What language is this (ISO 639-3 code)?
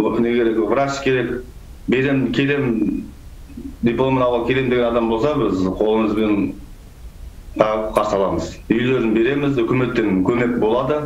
rus